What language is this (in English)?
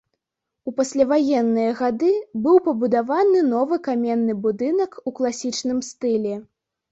Belarusian